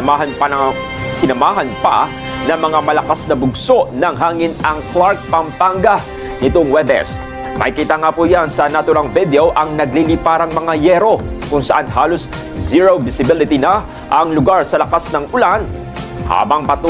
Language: Filipino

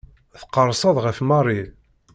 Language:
Kabyle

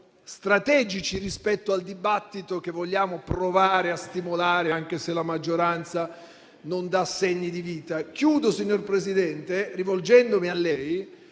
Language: Italian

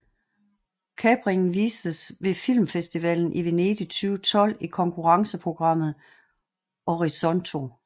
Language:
Danish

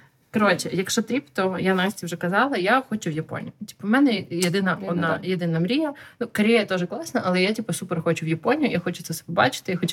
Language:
Ukrainian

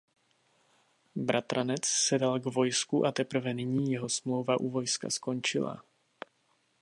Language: Czech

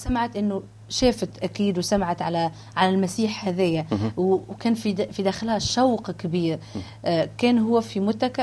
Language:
Arabic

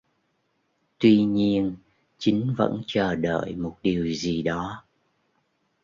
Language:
Vietnamese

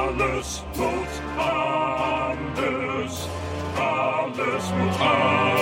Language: Dutch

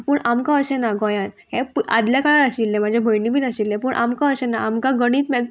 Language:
Konkani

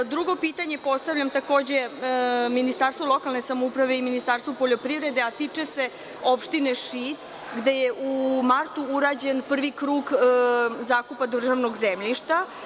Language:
Serbian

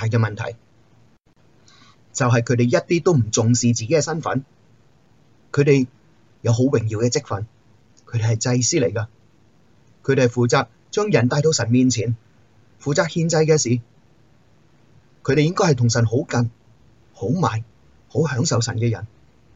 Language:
Chinese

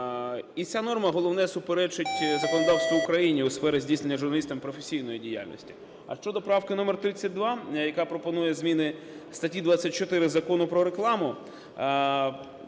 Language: Ukrainian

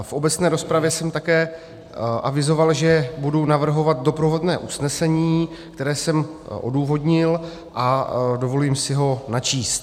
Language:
Czech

